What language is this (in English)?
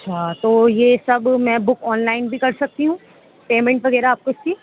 Urdu